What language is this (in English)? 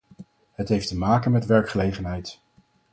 Dutch